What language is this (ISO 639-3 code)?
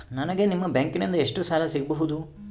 kan